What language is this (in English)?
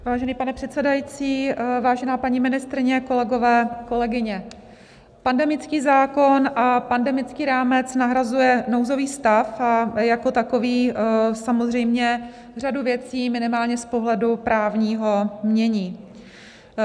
Czech